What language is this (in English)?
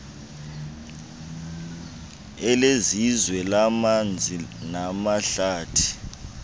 Xhosa